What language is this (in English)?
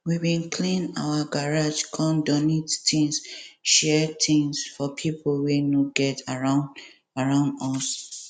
Nigerian Pidgin